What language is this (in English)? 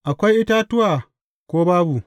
Hausa